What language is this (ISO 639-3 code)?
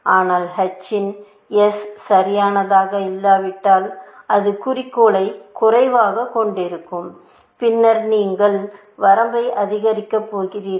tam